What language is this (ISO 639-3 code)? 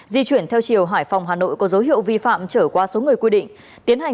vie